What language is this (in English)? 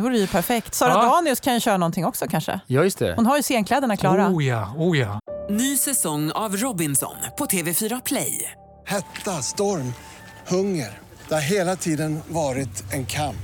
Swedish